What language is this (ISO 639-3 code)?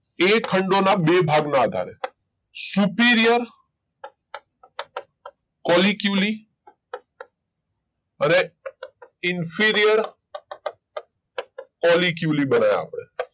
guj